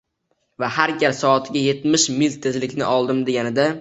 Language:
Uzbek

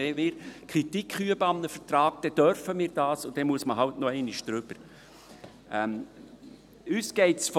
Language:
Swiss German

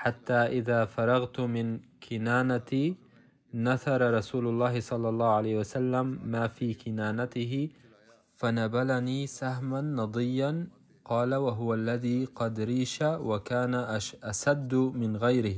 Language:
Arabic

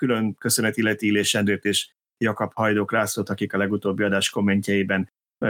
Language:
Hungarian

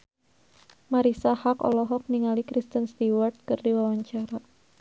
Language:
Sundanese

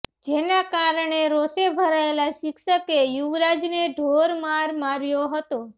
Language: Gujarati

